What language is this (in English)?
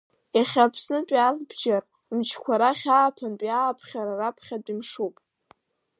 Abkhazian